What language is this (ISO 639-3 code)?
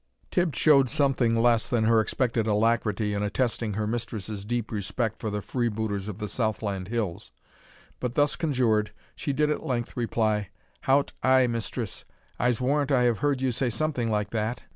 eng